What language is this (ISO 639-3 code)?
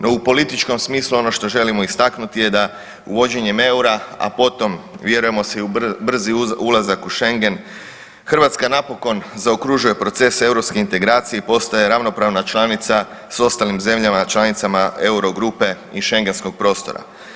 hrv